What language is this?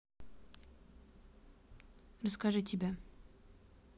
Russian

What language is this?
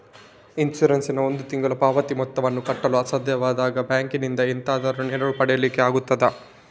Kannada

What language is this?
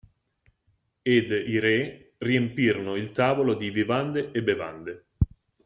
Italian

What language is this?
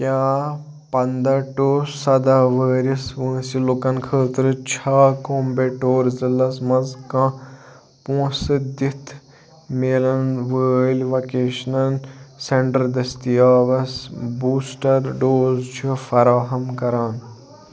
Kashmiri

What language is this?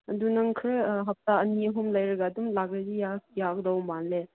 Manipuri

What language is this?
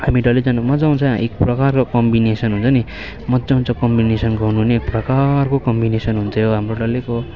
Nepali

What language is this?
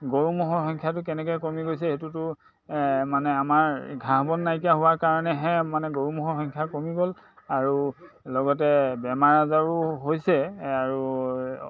Assamese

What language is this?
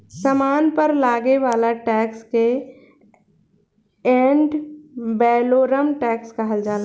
Bhojpuri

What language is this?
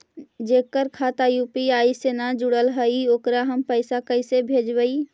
Magahi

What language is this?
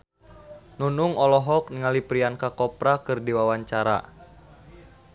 Sundanese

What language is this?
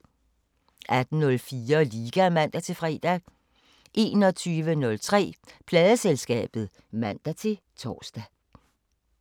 Danish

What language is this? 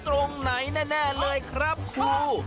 Thai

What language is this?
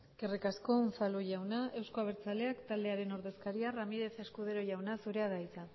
Basque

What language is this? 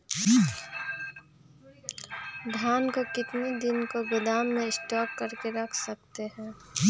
Magahi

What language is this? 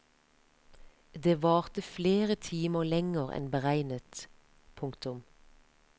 Norwegian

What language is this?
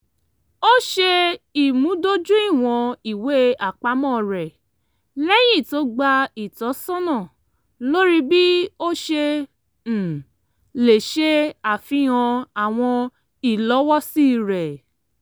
Yoruba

